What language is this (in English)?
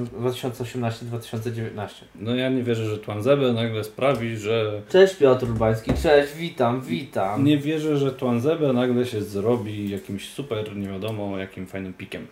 Polish